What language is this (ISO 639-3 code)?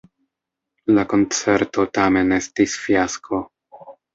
epo